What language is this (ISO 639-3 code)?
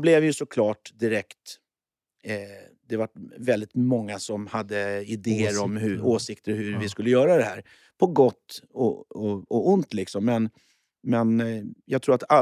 swe